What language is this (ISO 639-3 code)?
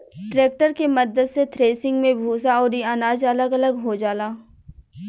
bho